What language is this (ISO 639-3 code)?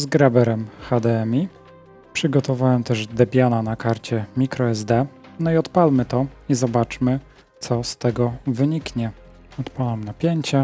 pol